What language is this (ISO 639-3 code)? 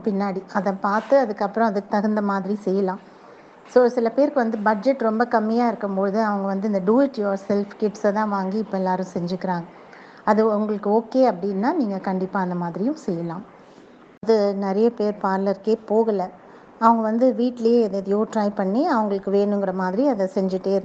tam